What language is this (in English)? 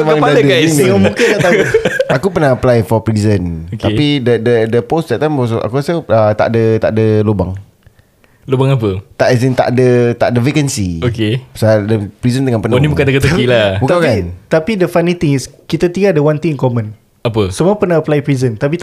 Malay